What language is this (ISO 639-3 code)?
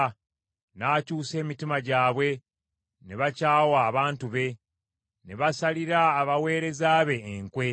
lug